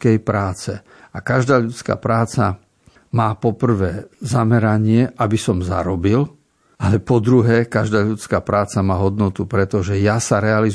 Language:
Slovak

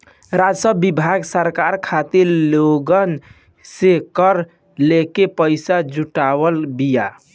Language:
Bhojpuri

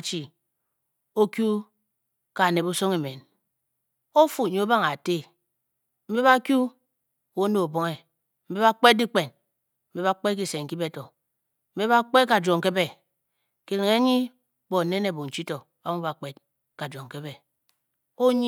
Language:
Bokyi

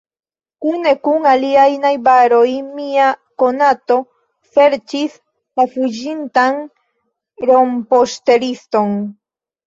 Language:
Esperanto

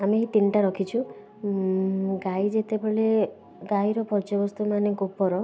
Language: Odia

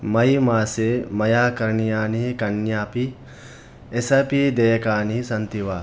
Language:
Sanskrit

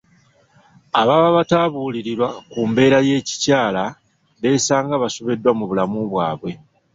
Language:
Ganda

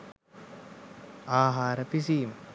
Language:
Sinhala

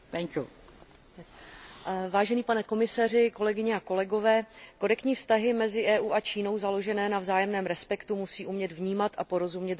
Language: Czech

